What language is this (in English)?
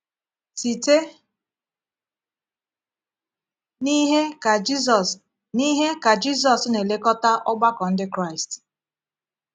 Igbo